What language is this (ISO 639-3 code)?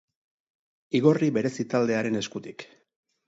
eus